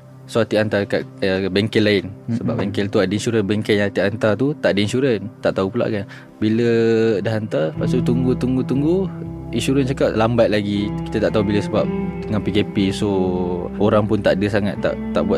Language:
Malay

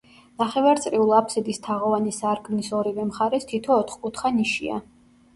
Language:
Georgian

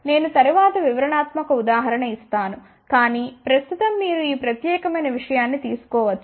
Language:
Telugu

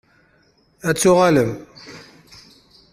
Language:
Kabyle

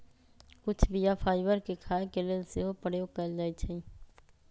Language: Magahi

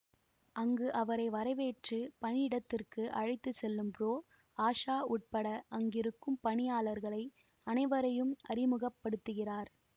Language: Tamil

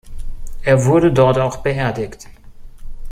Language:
German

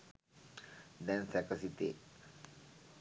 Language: Sinhala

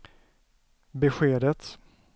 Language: Swedish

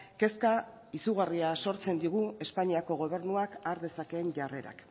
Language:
Basque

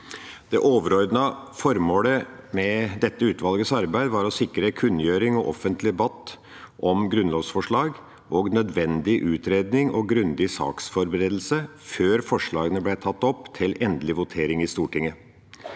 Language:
Norwegian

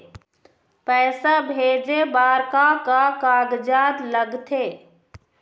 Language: Chhattisgarhi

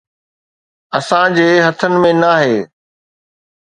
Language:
Sindhi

